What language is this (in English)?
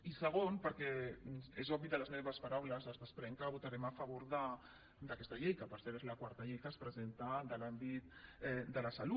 Catalan